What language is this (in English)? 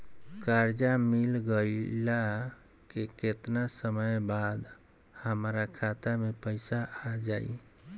Bhojpuri